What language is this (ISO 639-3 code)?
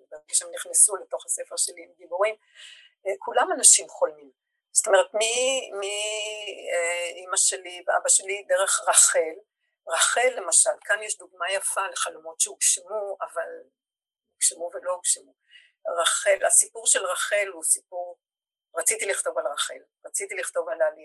heb